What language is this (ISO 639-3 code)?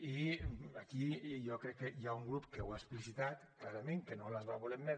cat